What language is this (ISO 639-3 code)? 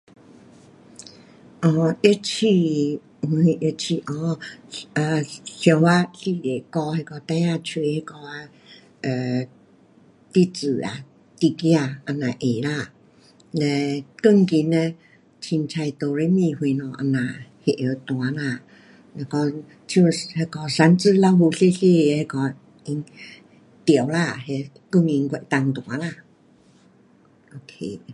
cpx